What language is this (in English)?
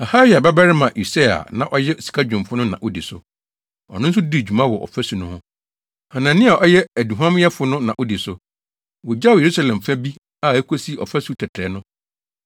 Akan